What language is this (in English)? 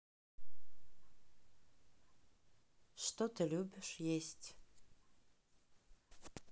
Russian